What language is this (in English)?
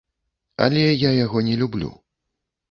Belarusian